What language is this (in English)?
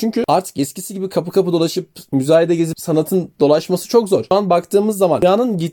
Turkish